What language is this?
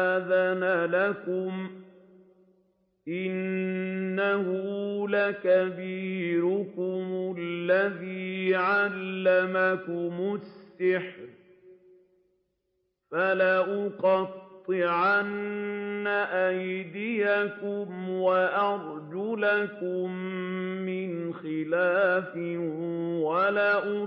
Arabic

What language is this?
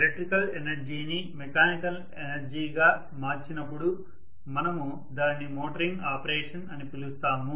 Telugu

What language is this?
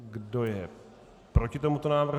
Czech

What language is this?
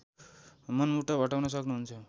Nepali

